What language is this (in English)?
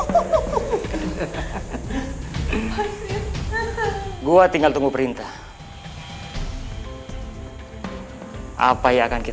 Indonesian